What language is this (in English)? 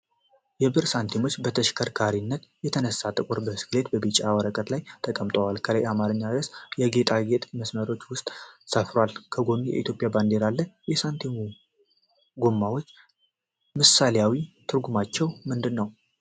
Amharic